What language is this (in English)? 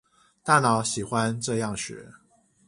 Chinese